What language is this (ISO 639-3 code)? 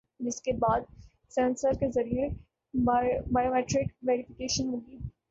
urd